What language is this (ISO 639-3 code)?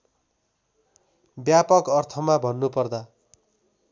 nep